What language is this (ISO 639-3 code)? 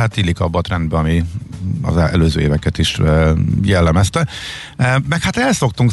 hun